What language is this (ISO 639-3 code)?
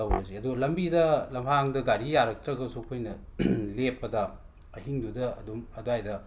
mni